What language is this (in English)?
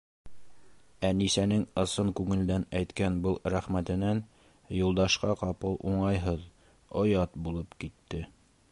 Bashkir